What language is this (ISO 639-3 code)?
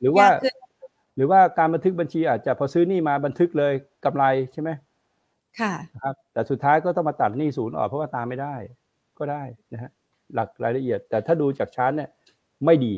tha